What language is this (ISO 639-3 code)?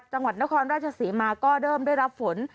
tha